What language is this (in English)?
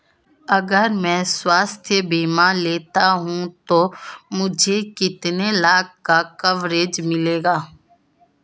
Hindi